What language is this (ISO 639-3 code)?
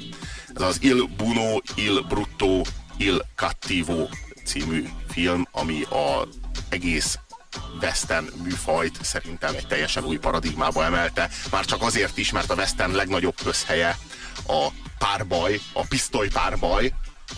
hun